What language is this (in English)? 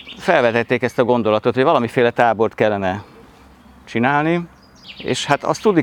Hungarian